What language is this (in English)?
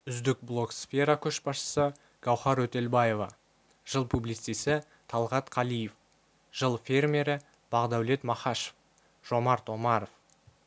Kazakh